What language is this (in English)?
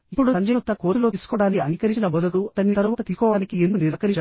Telugu